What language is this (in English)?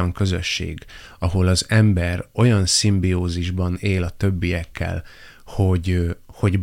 Hungarian